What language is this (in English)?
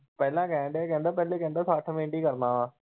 Punjabi